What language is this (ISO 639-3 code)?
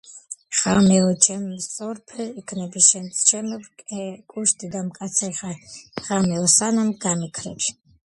kat